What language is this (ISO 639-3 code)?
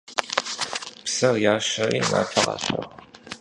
kbd